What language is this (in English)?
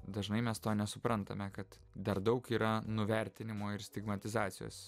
Lithuanian